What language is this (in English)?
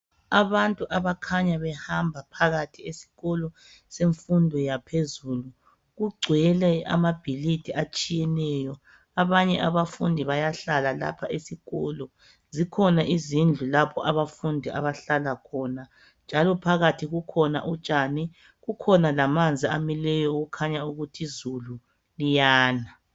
North Ndebele